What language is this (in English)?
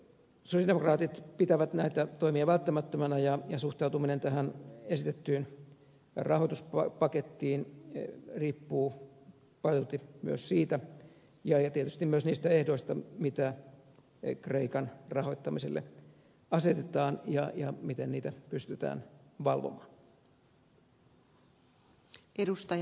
Finnish